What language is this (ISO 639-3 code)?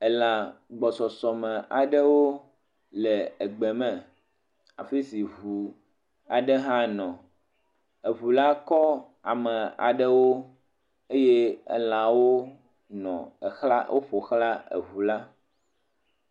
ewe